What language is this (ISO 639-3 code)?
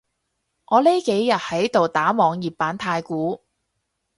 yue